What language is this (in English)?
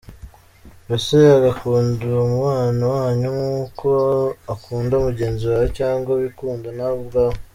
Kinyarwanda